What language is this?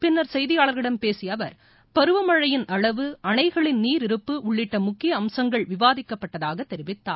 Tamil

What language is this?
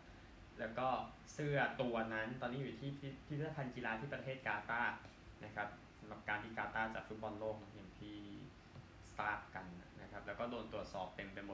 Thai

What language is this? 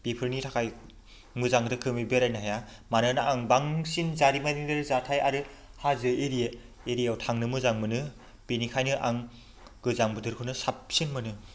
Bodo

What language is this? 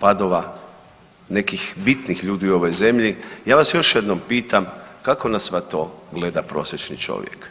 Croatian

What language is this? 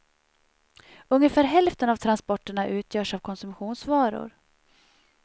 Swedish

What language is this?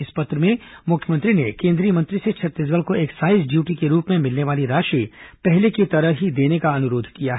Hindi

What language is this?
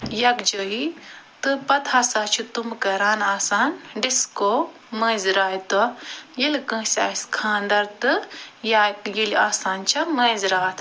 Kashmiri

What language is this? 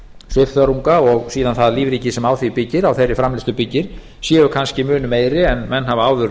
Icelandic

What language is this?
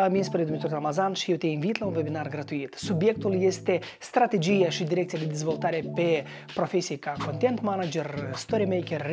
Romanian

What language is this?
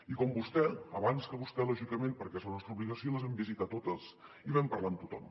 Catalan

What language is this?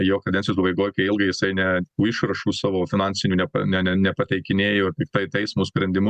Lithuanian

